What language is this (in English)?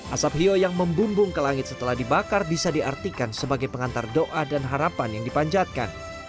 Indonesian